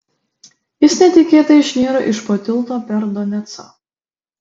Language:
Lithuanian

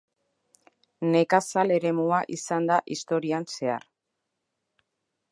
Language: Basque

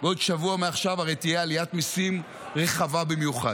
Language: Hebrew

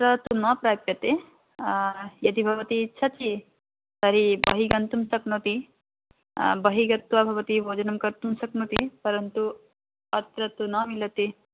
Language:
Sanskrit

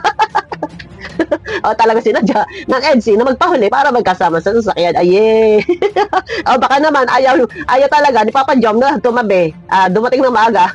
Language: Filipino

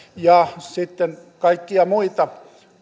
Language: Finnish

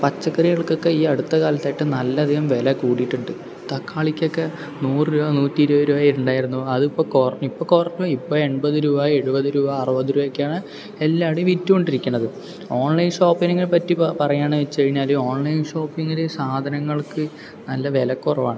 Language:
Malayalam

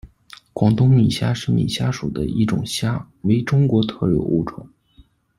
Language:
Chinese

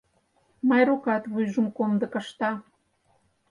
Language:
Mari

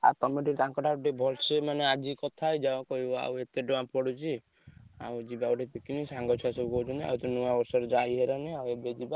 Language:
Odia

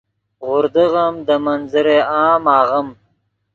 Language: Yidgha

